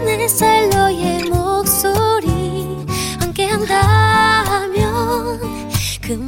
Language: Korean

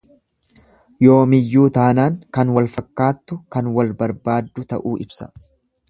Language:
Oromo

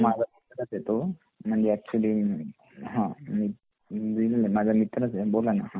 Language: Marathi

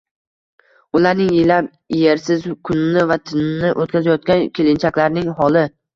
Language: Uzbek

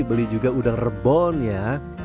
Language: Indonesian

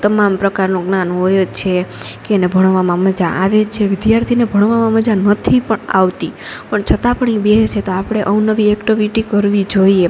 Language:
Gujarati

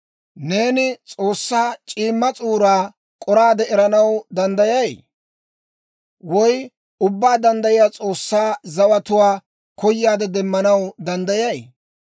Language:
Dawro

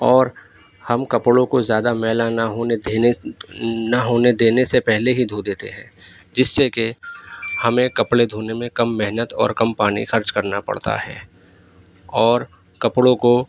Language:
Urdu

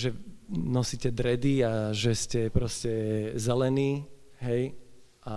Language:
Slovak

